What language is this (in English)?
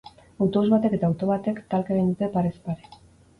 Basque